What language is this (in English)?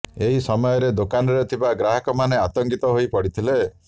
Odia